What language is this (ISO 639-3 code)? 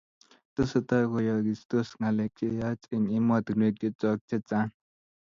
kln